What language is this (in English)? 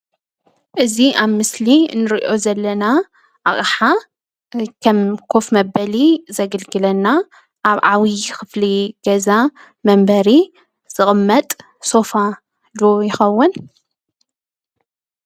Tigrinya